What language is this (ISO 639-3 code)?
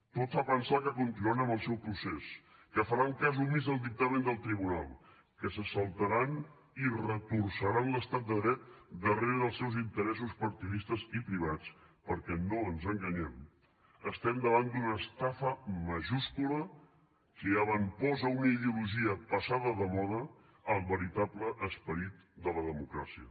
cat